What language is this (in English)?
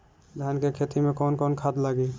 Bhojpuri